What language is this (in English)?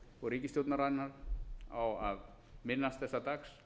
Icelandic